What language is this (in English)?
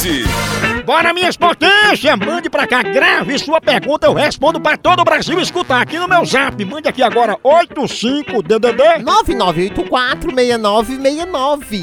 Portuguese